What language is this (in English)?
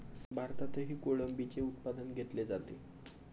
Marathi